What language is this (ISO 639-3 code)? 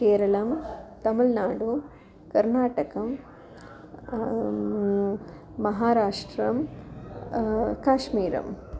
san